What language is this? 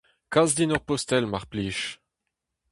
Breton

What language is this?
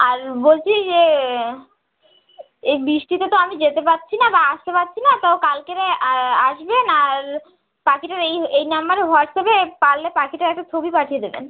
Bangla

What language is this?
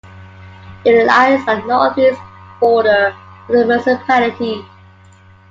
English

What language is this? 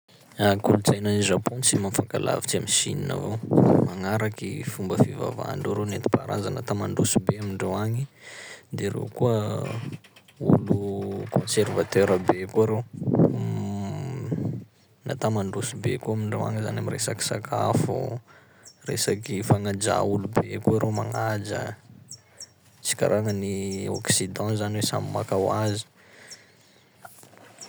Sakalava Malagasy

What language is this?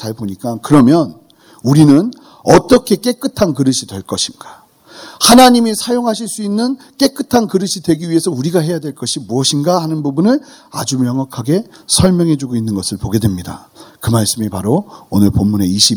Korean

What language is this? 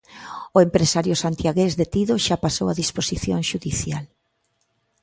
Galician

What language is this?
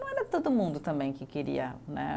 Portuguese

